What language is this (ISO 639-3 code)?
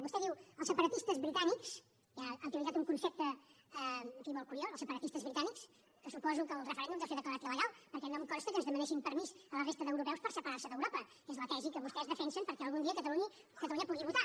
cat